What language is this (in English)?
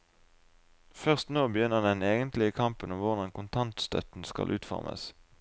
Norwegian